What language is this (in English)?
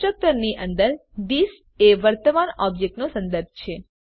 Gujarati